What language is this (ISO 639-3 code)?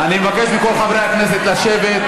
heb